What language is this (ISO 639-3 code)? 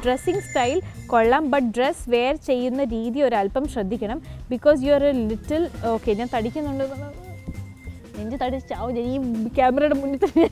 ara